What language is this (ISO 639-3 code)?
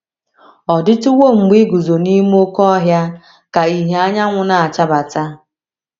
ibo